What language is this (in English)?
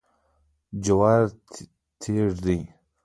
Pashto